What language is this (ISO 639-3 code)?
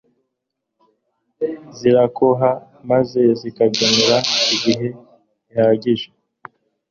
kin